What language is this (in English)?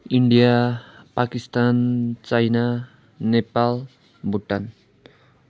Nepali